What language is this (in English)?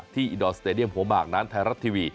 Thai